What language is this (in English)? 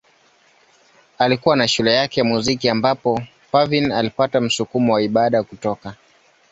Swahili